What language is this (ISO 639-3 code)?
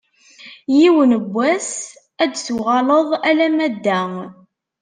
kab